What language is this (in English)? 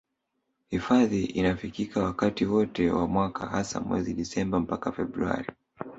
Swahili